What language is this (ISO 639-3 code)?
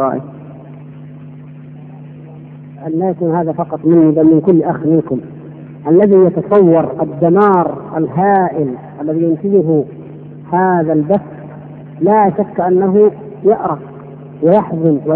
ara